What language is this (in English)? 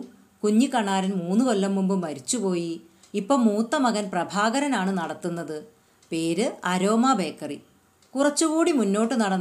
Malayalam